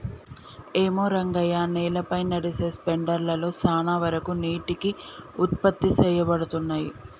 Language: Telugu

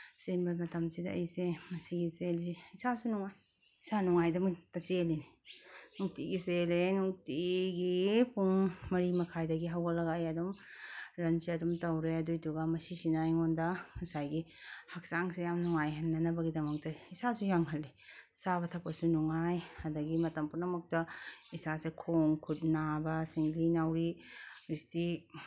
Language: Manipuri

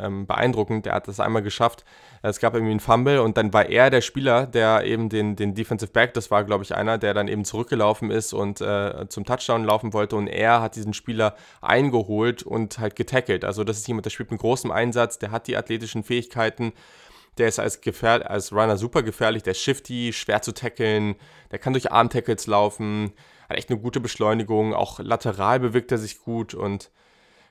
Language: German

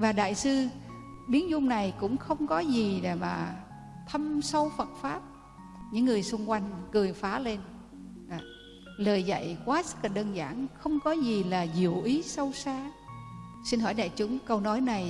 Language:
Vietnamese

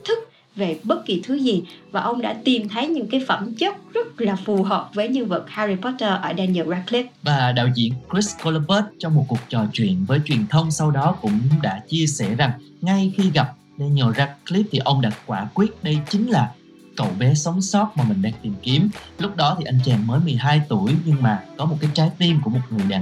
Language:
Vietnamese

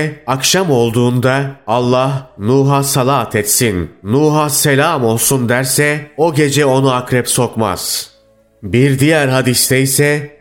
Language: Turkish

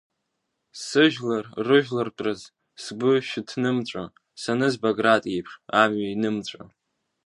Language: Abkhazian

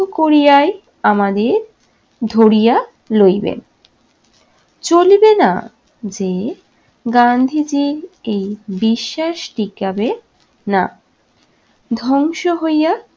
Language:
Bangla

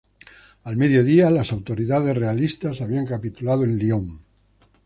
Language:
Spanish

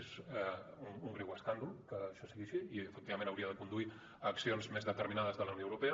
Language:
Catalan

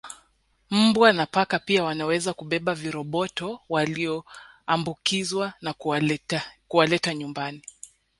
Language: Swahili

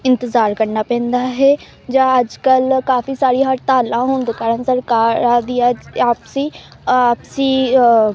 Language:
Punjabi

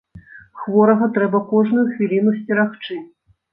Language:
Belarusian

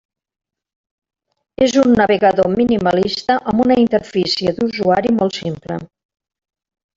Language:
Catalan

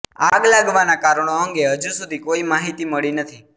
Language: Gujarati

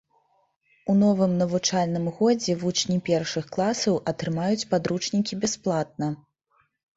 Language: Belarusian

